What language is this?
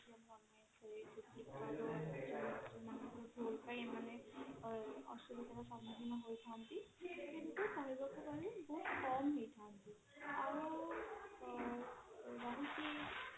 Odia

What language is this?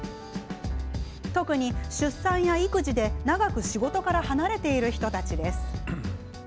Japanese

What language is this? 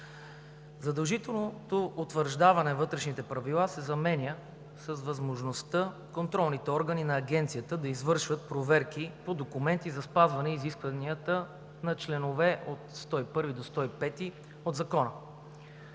Bulgarian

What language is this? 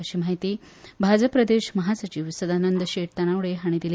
Konkani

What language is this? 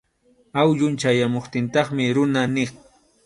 Arequipa-La Unión Quechua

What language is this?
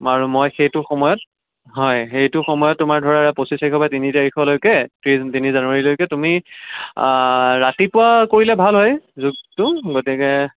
Assamese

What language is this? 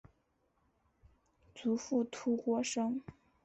Chinese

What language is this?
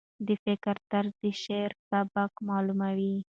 Pashto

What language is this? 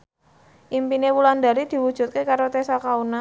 Javanese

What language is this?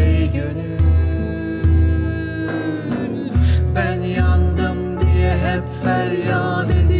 Turkish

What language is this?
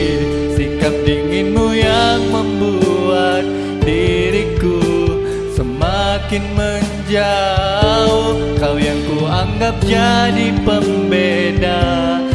Vietnamese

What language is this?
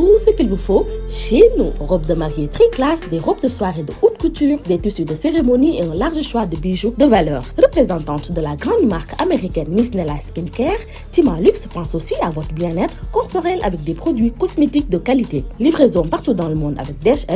French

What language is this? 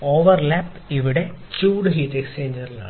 Malayalam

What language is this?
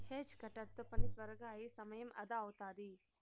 Telugu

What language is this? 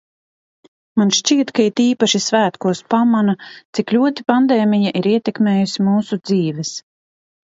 Latvian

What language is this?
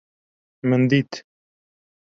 Kurdish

